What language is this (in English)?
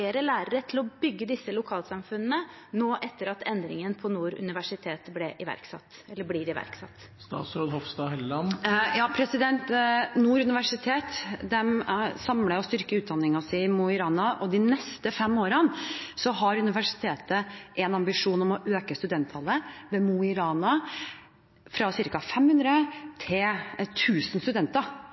Norwegian Bokmål